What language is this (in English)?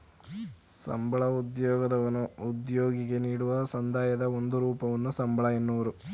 Kannada